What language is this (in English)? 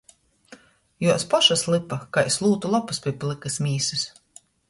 Latgalian